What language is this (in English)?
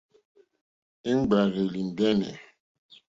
Mokpwe